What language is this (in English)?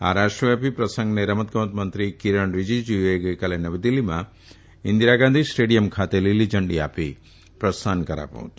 Gujarati